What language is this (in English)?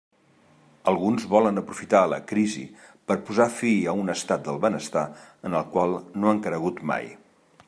Catalan